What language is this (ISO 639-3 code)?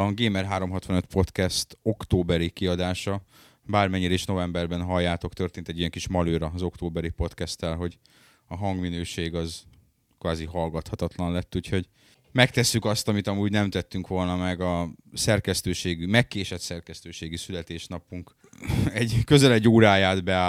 hun